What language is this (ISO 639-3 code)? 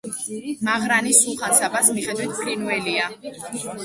kat